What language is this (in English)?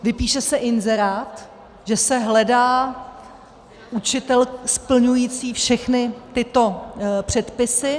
Czech